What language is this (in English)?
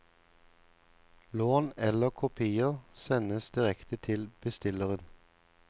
Norwegian